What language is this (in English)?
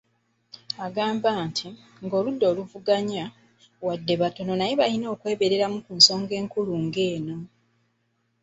Ganda